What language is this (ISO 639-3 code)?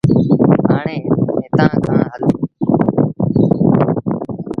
sbn